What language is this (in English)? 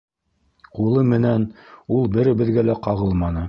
Bashkir